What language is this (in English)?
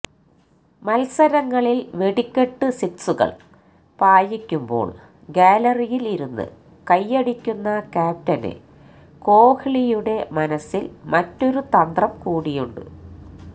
Malayalam